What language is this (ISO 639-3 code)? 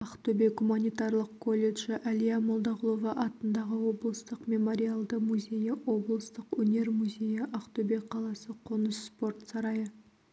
kaz